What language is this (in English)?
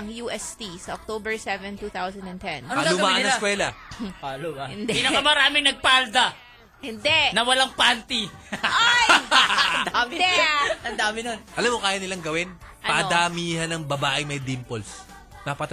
Filipino